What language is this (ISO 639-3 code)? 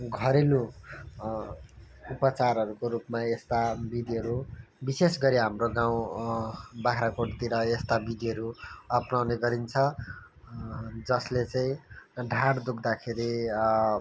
nep